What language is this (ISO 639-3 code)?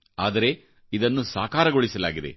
kan